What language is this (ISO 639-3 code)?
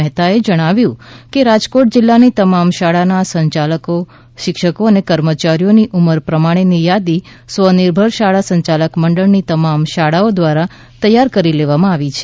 guj